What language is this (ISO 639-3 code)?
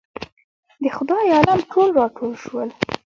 pus